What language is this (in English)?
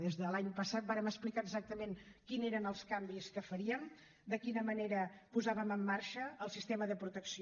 Catalan